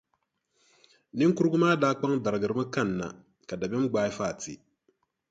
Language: Dagbani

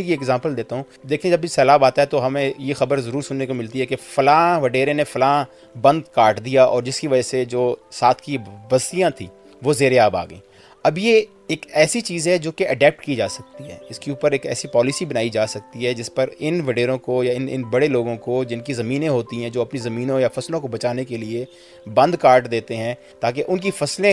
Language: Urdu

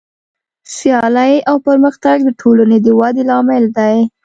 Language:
Pashto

